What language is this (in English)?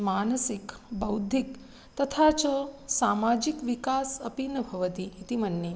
Sanskrit